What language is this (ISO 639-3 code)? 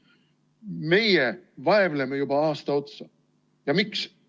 est